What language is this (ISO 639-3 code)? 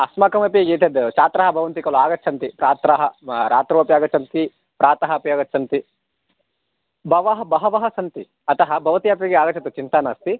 san